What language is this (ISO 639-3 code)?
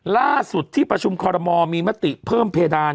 tha